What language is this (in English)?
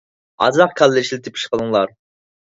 Uyghur